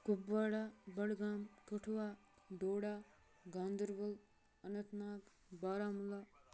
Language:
Kashmiri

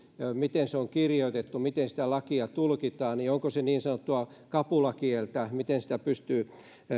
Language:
Finnish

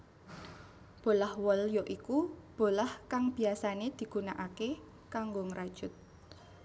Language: Javanese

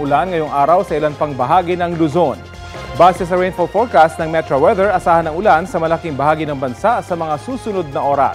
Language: Filipino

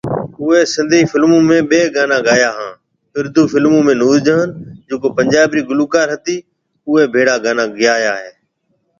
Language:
Marwari (Pakistan)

